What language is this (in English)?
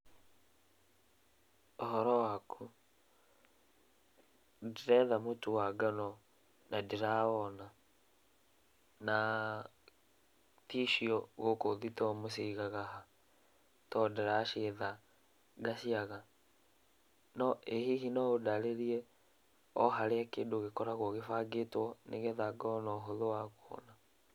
Kikuyu